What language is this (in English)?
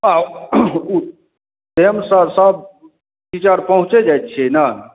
Maithili